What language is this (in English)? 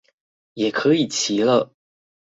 Chinese